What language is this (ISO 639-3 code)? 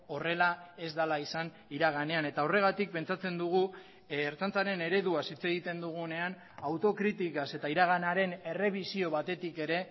eus